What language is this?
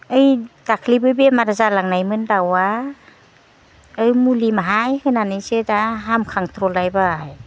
Bodo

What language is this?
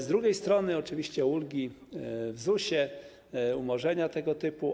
Polish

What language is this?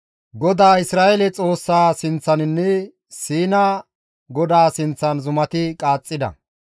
Gamo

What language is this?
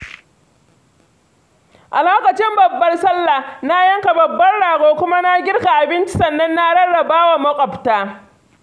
Hausa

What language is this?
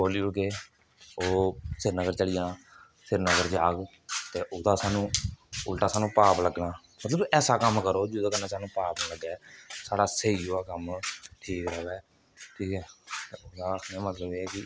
Dogri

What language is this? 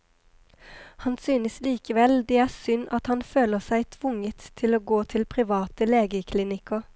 Norwegian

